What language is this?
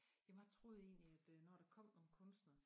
Danish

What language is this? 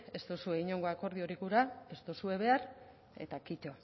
Basque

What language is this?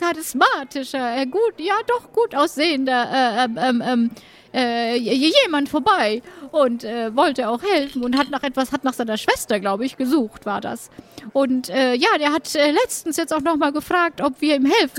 German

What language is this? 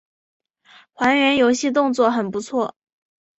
Chinese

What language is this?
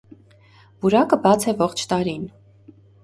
Armenian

